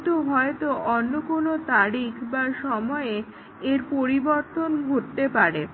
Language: Bangla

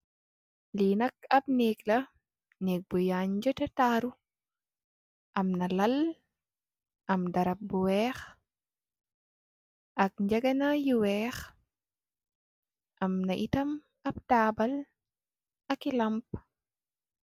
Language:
Wolof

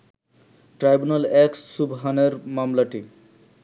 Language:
Bangla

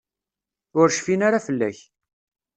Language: Kabyle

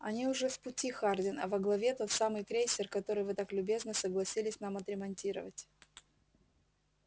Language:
Russian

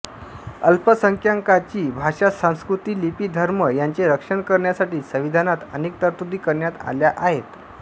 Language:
Marathi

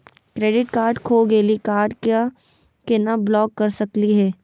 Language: Magahi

